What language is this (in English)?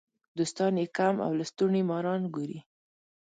Pashto